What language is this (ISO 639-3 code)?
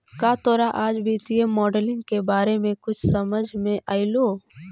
mag